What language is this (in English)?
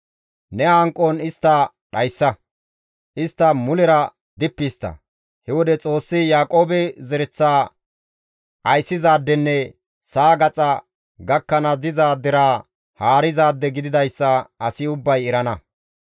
Gamo